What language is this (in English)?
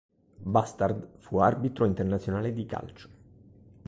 Italian